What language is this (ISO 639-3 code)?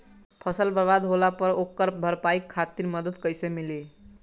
bho